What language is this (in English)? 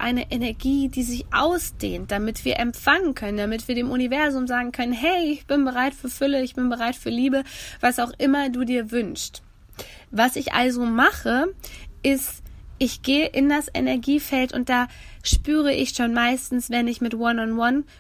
German